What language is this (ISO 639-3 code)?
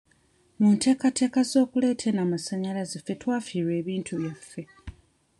lug